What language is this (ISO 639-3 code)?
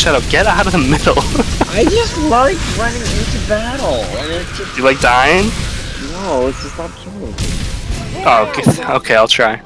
eng